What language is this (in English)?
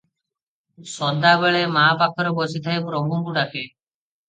Odia